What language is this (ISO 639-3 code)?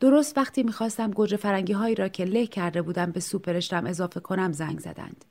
fas